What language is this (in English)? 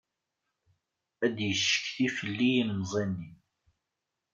Kabyle